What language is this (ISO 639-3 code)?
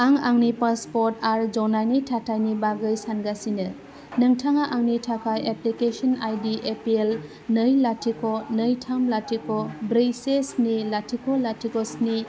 brx